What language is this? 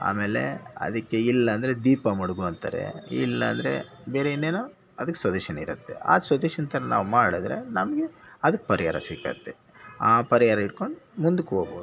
Kannada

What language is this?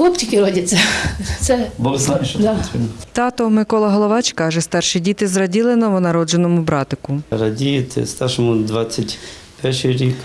Ukrainian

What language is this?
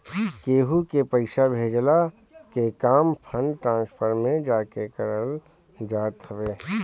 Bhojpuri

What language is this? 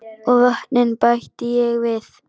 Icelandic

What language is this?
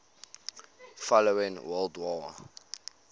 English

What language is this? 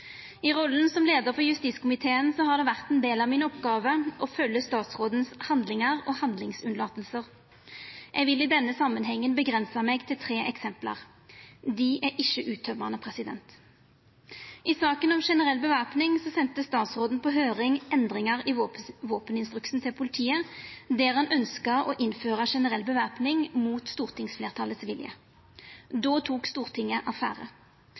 Norwegian Nynorsk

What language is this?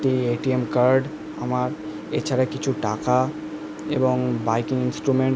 Bangla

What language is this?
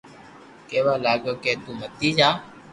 Loarki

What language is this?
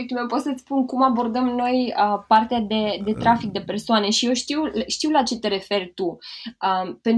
Romanian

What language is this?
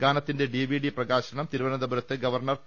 Malayalam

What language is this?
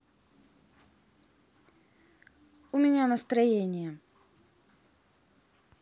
Russian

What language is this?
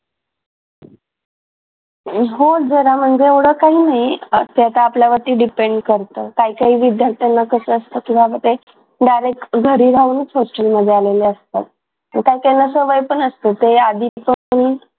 Marathi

